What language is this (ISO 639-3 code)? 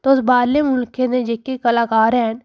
doi